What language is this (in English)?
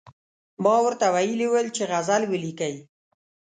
Pashto